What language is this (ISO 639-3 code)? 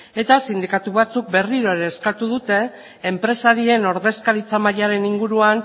eus